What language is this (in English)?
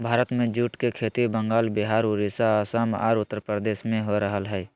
Magahi